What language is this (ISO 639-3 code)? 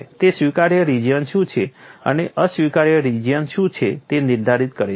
guj